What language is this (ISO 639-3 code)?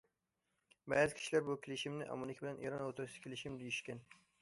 uig